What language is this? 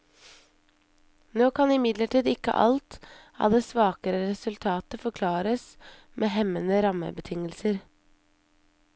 Norwegian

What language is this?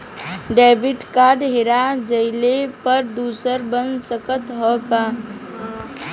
Bhojpuri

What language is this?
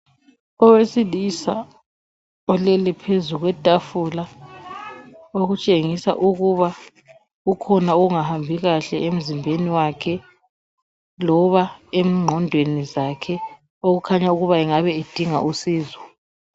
North Ndebele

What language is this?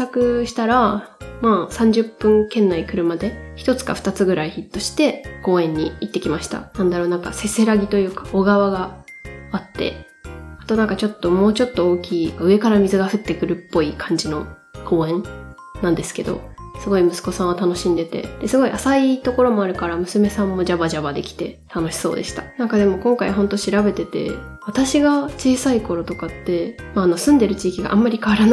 Japanese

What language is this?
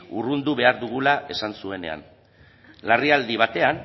Basque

